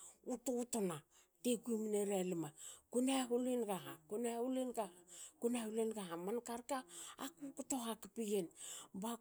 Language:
Hakö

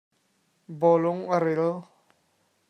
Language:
Hakha Chin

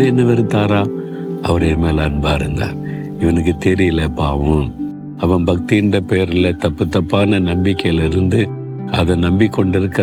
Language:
Tamil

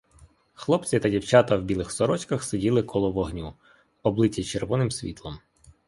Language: Ukrainian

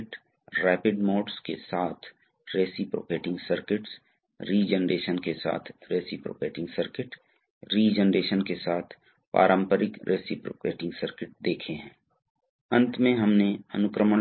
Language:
Hindi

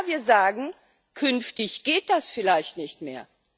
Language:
German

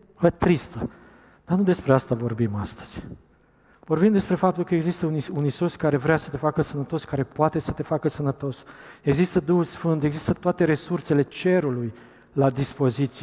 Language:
Romanian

